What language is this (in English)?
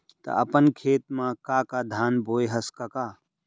Chhattisgarhi